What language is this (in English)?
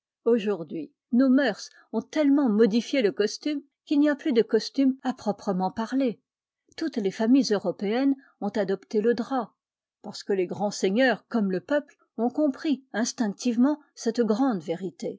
French